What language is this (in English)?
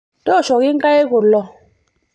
Masai